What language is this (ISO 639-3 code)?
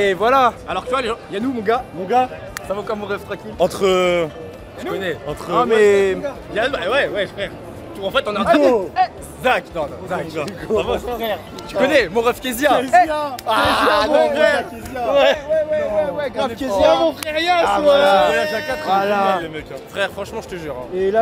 fra